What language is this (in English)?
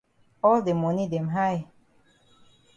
Cameroon Pidgin